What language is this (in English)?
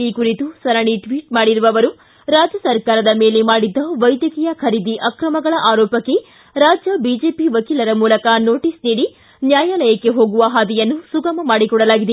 Kannada